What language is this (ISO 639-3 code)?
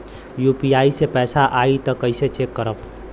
bho